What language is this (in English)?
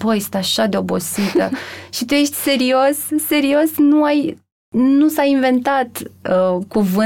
Romanian